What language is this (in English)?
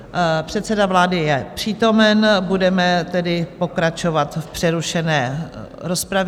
Czech